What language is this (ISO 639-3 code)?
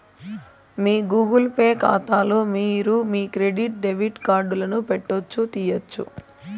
tel